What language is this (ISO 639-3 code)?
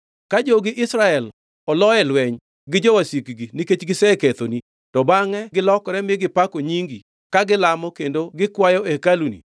luo